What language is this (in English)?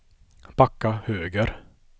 Swedish